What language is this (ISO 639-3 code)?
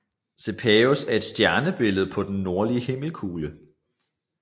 dan